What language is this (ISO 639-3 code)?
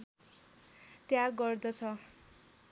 nep